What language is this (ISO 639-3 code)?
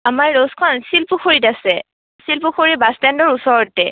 asm